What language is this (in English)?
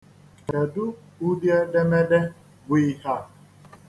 Igbo